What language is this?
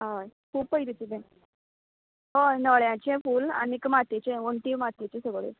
Konkani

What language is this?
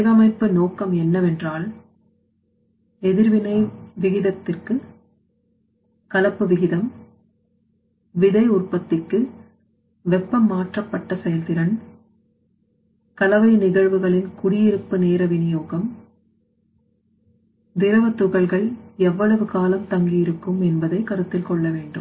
Tamil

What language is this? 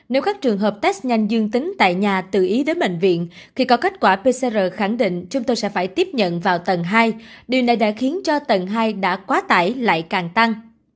Vietnamese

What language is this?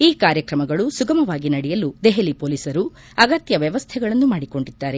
Kannada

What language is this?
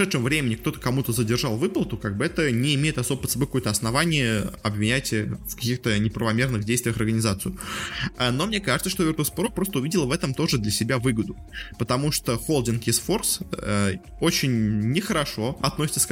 Russian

